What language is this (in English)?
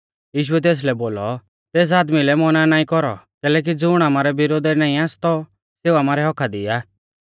Mahasu Pahari